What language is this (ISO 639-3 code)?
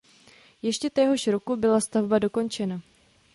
ces